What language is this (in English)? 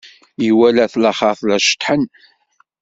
Kabyle